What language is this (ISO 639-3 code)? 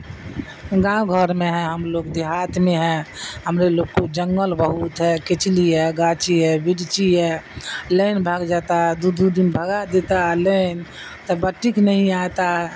urd